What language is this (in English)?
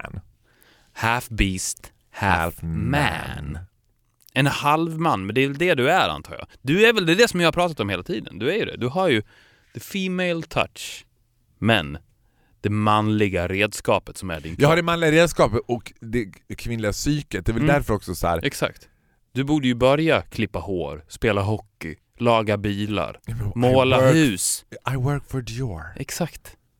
Swedish